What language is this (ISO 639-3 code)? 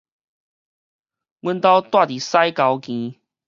nan